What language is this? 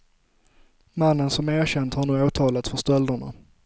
Swedish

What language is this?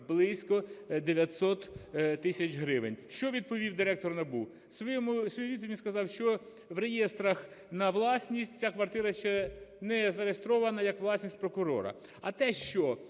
Ukrainian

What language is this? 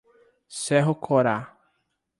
Portuguese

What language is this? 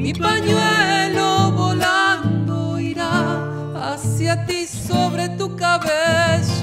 Spanish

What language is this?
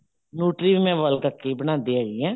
Punjabi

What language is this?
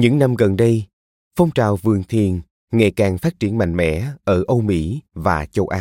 Vietnamese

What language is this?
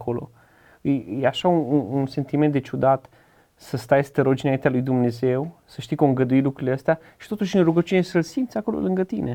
Romanian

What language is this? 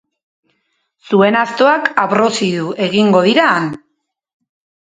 Basque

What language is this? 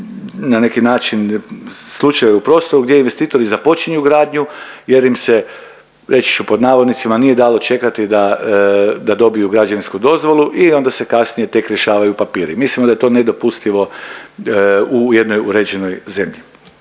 Croatian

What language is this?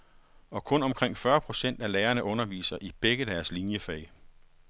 Danish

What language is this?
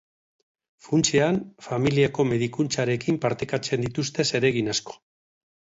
Basque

